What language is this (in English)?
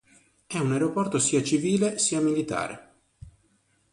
Italian